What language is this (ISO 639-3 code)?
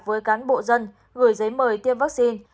vie